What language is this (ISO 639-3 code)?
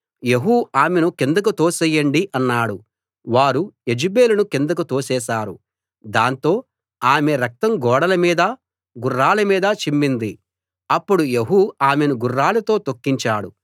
tel